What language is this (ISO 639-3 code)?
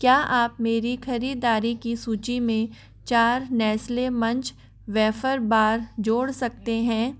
hin